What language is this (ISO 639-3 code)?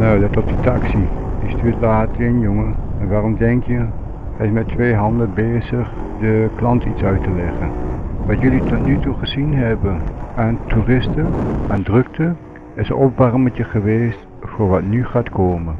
nld